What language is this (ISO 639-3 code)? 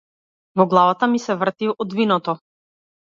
mkd